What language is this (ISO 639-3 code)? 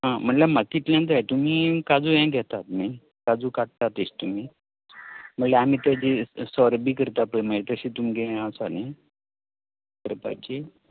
kok